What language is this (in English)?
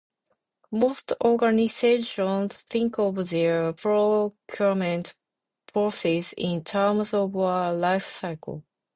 English